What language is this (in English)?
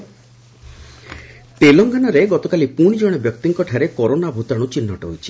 Odia